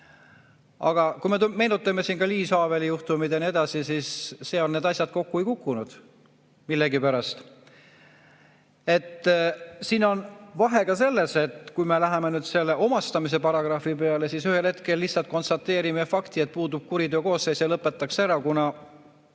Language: Estonian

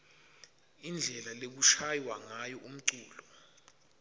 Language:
Swati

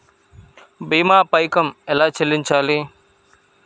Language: Telugu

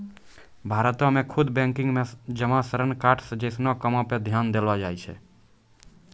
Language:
Maithili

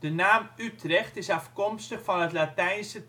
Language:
Dutch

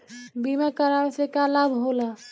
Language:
Bhojpuri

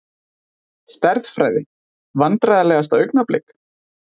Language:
Icelandic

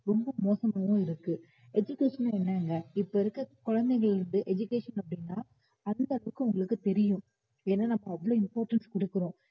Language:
Tamil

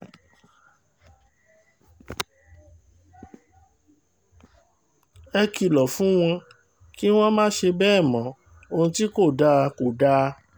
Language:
Yoruba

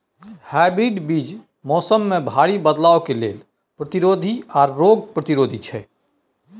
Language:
Maithili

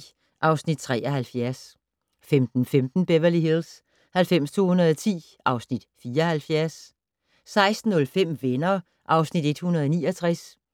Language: Danish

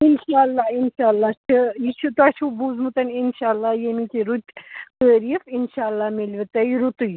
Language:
Kashmiri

